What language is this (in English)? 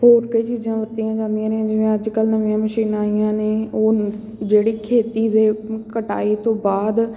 Punjabi